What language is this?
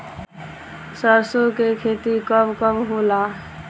Bhojpuri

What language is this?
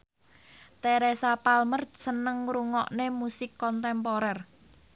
Javanese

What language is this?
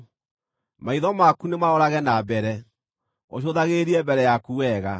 Kikuyu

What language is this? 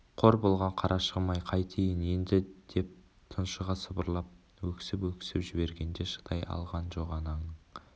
Kazakh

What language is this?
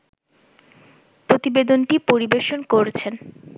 Bangla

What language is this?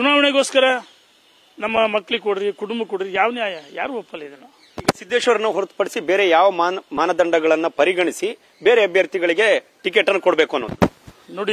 Kannada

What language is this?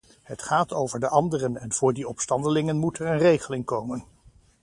Dutch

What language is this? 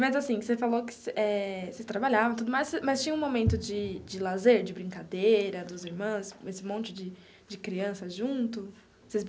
Portuguese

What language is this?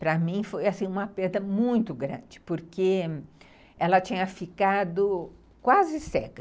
Portuguese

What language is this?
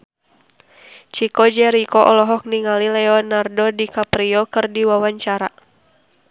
Sundanese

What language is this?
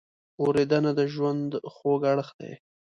Pashto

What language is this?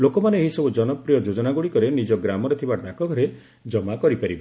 Odia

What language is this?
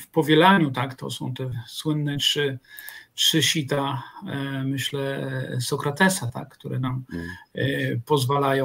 Polish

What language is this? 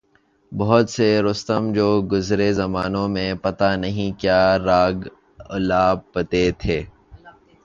Urdu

